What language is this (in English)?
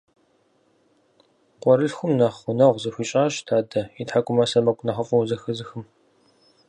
Kabardian